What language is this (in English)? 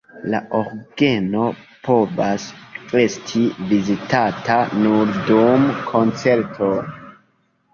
Esperanto